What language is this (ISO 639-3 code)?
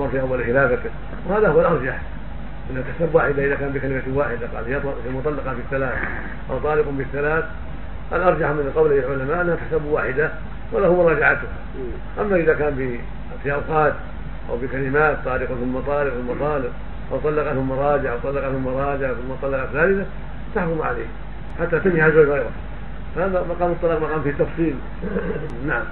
ara